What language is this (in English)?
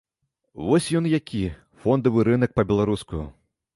Belarusian